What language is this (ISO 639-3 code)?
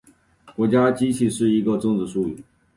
zho